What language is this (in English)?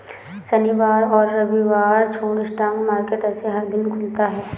Hindi